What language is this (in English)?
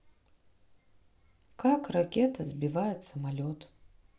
Russian